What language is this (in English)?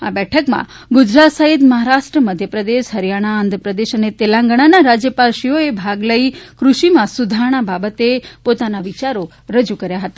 Gujarati